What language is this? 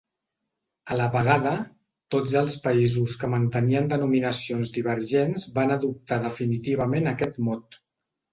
Catalan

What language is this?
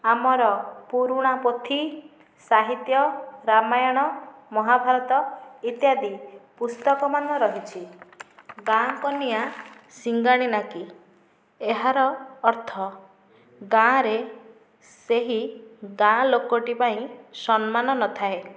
Odia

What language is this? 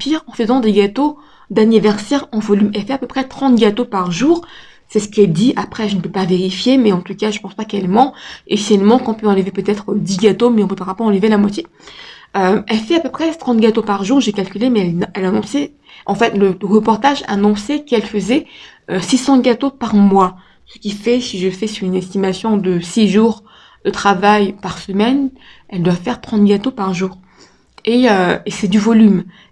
French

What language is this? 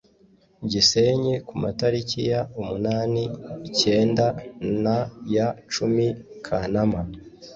Kinyarwanda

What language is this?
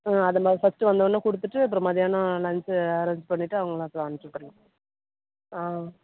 Tamil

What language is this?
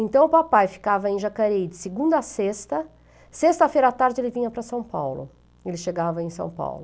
Portuguese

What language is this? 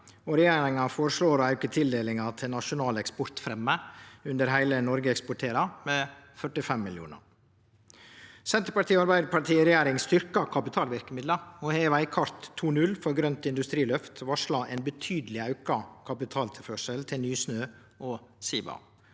Norwegian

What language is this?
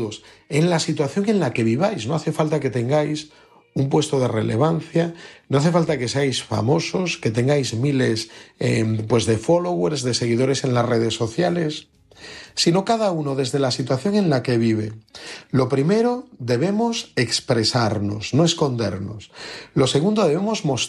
Spanish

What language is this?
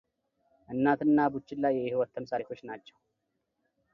Amharic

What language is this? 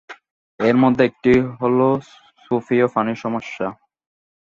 Bangla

